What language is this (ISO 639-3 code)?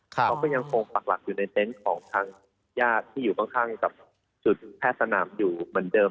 tha